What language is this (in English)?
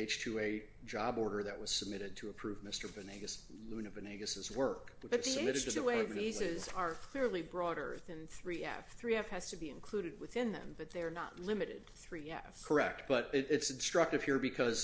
English